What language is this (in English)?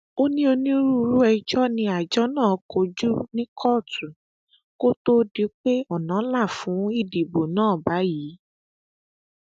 Yoruba